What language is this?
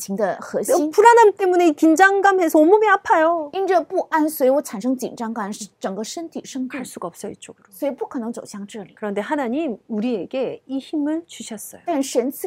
Korean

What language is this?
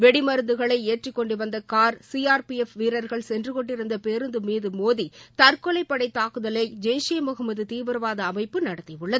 Tamil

